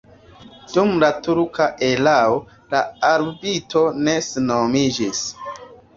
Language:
Esperanto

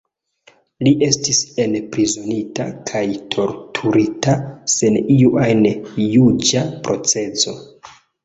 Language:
Esperanto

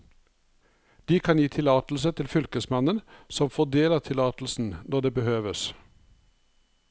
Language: Norwegian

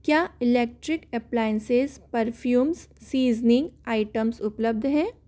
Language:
Hindi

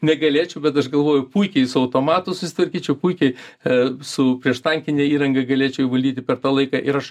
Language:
Lithuanian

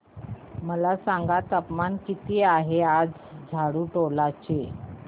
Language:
Marathi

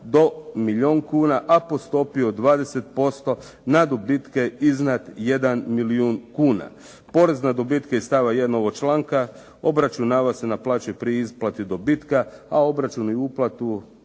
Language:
Croatian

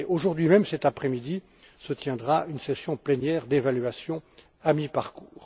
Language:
French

